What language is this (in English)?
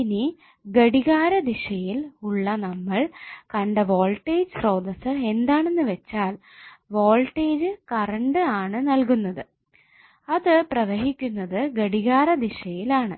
Malayalam